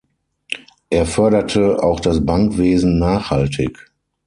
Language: German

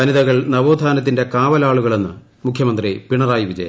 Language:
Malayalam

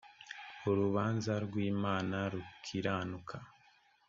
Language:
Kinyarwanda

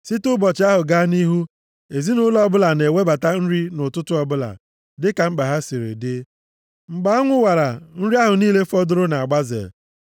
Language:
Igbo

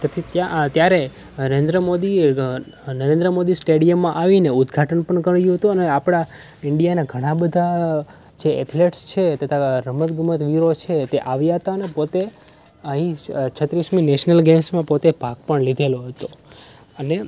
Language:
Gujarati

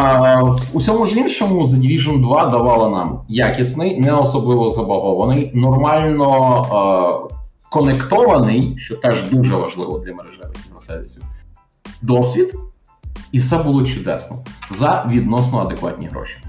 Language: Ukrainian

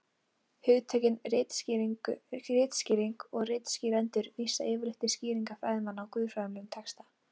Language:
Icelandic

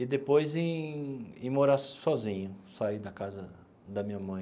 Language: Portuguese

